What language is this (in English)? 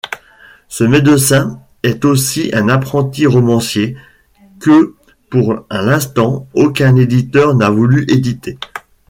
French